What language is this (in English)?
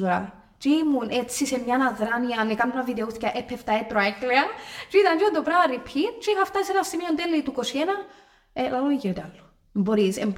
Greek